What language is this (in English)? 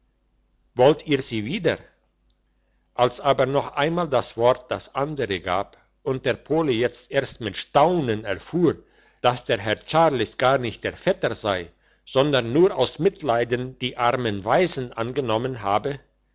German